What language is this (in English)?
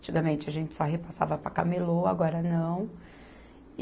Portuguese